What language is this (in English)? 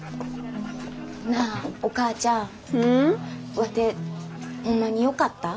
Japanese